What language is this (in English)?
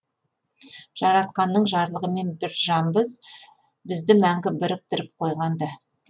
Kazakh